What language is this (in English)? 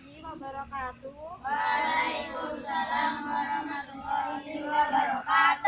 Indonesian